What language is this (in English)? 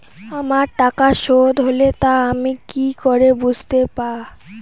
Bangla